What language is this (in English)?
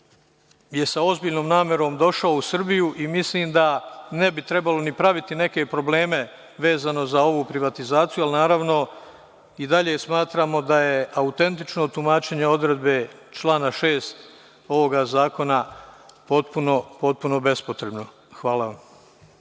Serbian